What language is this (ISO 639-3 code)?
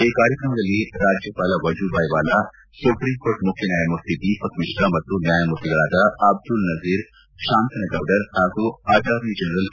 kan